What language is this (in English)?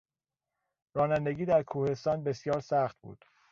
Persian